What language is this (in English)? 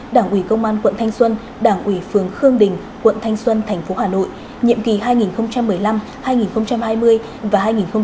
Vietnamese